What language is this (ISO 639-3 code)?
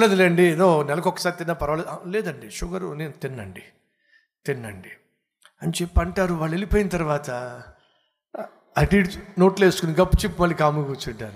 tel